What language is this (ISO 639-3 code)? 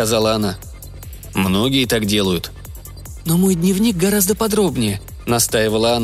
rus